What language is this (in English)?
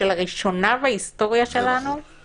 Hebrew